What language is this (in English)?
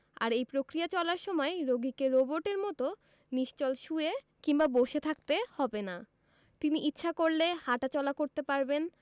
Bangla